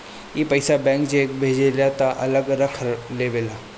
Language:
Bhojpuri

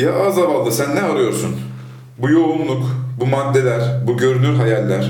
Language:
Turkish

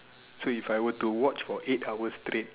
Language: English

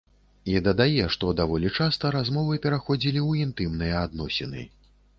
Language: Belarusian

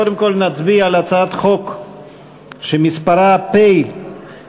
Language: Hebrew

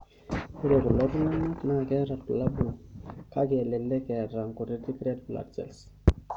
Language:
Masai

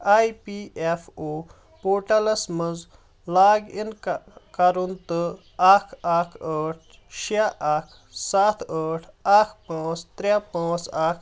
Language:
Kashmiri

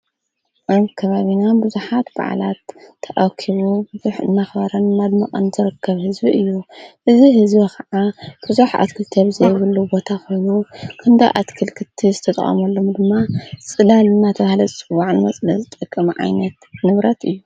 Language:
Tigrinya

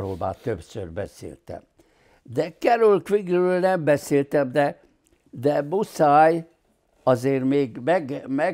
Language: Hungarian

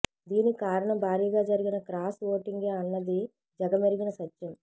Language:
Telugu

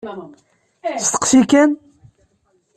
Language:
Kabyle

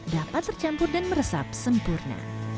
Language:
Indonesian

